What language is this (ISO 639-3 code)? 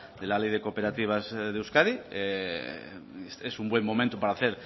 spa